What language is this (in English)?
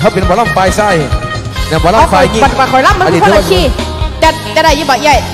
Thai